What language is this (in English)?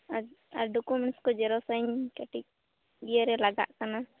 Santali